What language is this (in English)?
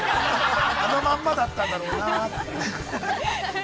Japanese